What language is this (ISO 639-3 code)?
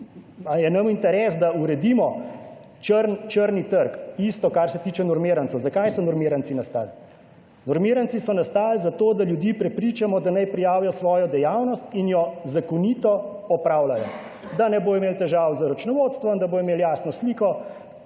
slv